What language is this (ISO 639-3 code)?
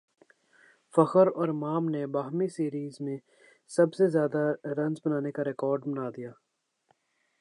urd